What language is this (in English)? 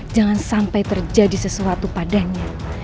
Indonesian